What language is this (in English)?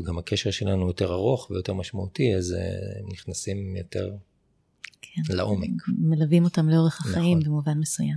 Hebrew